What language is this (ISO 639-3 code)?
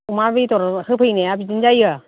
brx